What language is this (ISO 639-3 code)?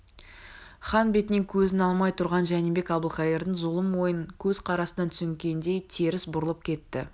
kaz